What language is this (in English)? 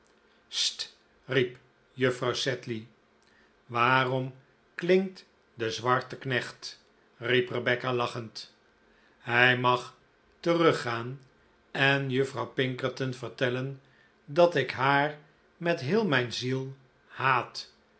Dutch